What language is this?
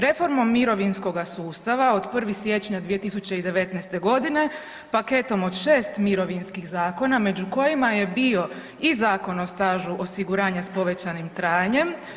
Croatian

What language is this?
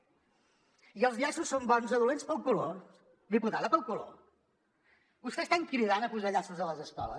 Catalan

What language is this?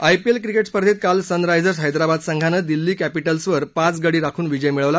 Marathi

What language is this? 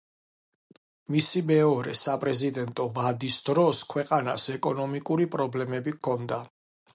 Georgian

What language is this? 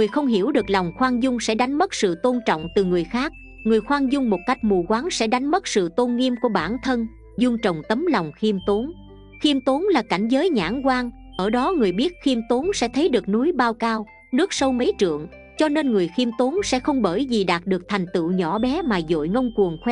Vietnamese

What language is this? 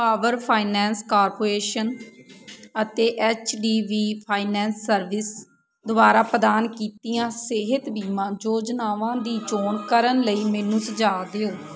Punjabi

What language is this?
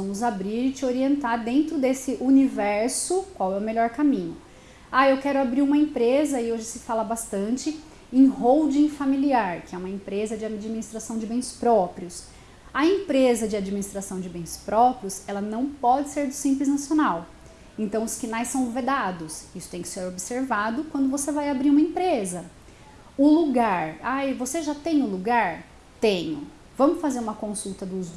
Portuguese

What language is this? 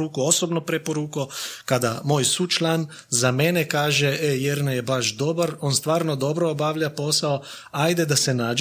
Croatian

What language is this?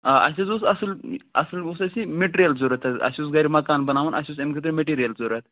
Kashmiri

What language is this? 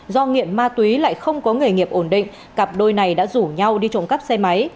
Vietnamese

